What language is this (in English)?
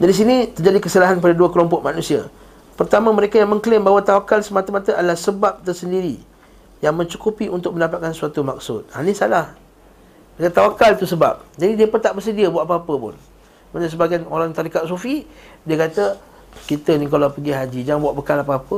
Malay